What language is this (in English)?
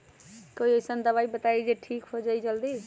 Magahi